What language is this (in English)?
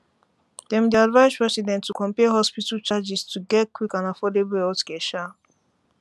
Nigerian Pidgin